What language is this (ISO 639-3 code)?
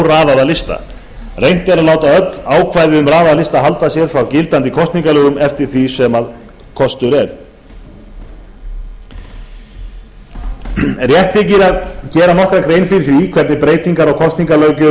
isl